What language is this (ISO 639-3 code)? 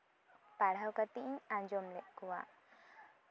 sat